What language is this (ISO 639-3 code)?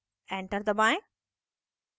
hin